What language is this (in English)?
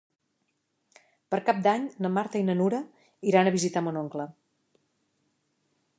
Catalan